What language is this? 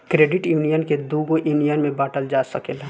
Bhojpuri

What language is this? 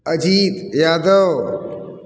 Hindi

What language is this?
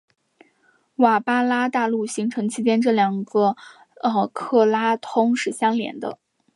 Chinese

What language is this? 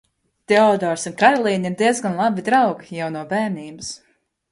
Latvian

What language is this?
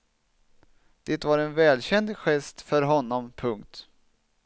Swedish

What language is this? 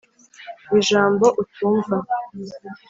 Kinyarwanda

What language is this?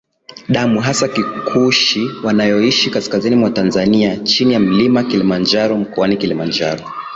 Swahili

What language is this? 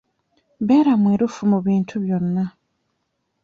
Ganda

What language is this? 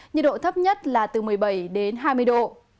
Vietnamese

